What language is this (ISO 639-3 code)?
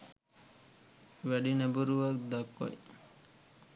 sin